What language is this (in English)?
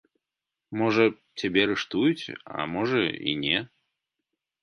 Belarusian